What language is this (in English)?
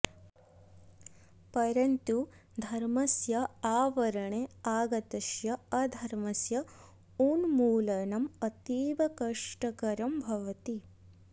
Sanskrit